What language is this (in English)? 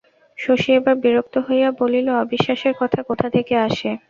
Bangla